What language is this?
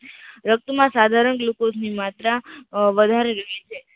Gujarati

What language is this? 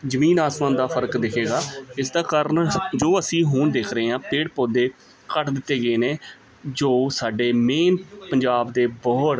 Punjabi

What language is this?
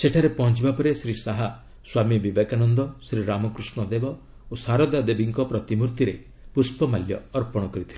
Odia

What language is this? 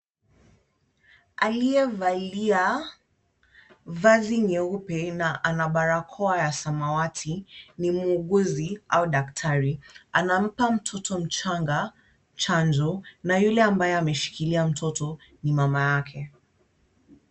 Swahili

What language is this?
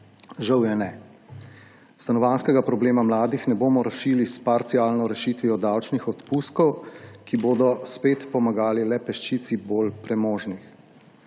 Slovenian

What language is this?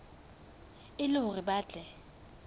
Southern Sotho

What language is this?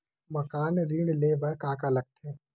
Chhattisgarhi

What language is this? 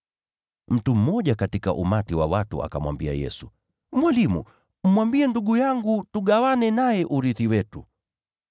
Swahili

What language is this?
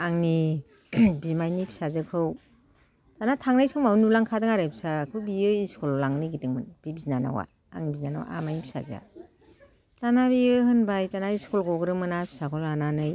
Bodo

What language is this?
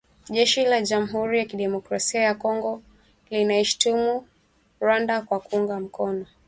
Swahili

